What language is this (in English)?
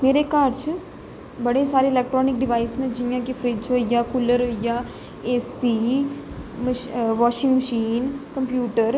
Dogri